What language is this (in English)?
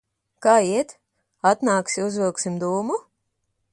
Latvian